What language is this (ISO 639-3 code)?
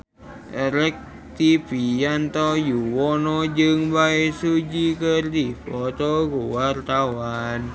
sun